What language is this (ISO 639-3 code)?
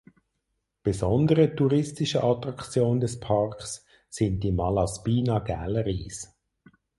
deu